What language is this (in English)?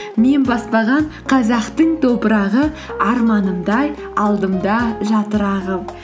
Kazakh